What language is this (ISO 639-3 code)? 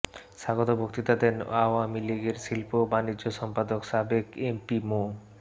ben